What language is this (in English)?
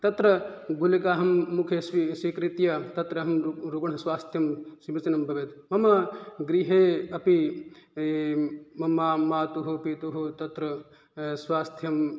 Sanskrit